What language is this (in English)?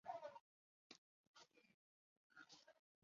Chinese